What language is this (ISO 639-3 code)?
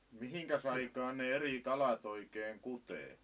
fin